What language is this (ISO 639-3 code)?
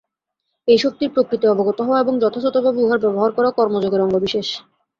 ben